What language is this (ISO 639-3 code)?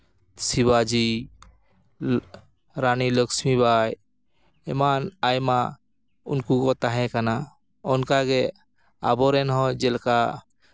sat